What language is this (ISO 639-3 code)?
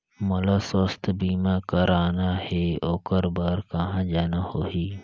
hne